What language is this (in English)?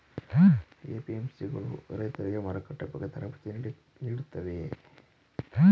Kannada